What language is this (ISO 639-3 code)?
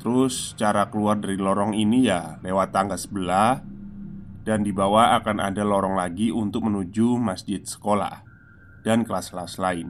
ind